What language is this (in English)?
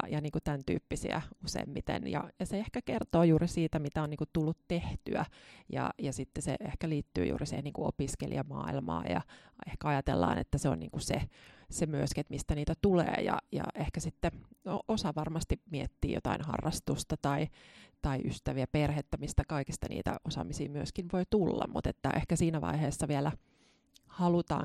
Finnish